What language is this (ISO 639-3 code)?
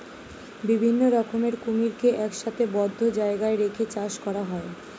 ben